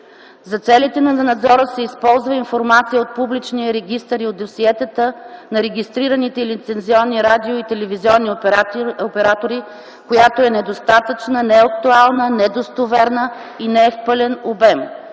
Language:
Bulgarian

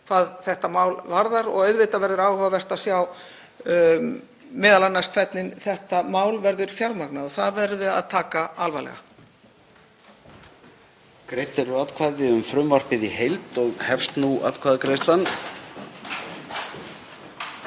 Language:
Icelandic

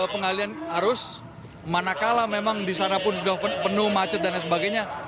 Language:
Indonesian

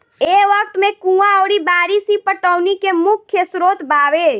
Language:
Bhojpuri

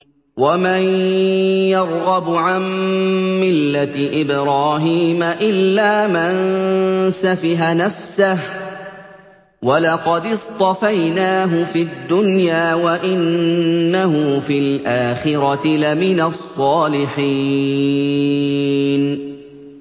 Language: Arabic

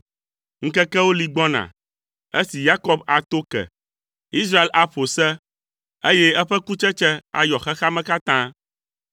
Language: Ewe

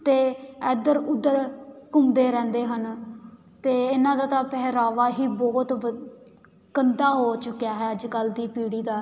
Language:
Punjabi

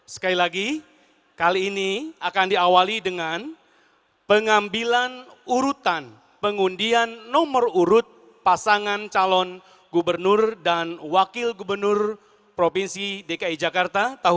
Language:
Indonesian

